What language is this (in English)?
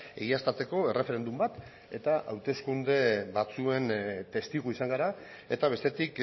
Basque